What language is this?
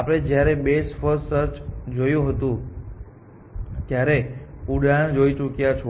Gujarati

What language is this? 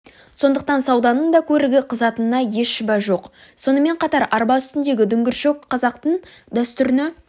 Kazakh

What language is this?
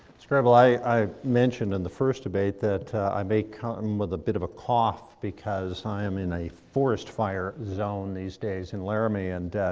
English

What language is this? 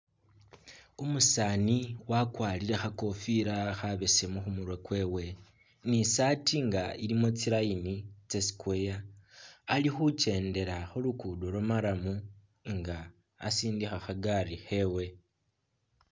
Masaaba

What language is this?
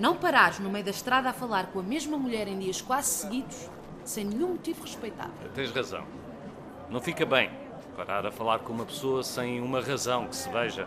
Portuguese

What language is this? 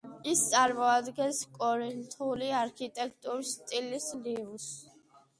Georgian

